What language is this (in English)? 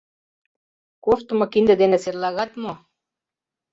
Mari